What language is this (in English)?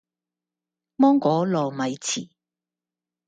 Cantonese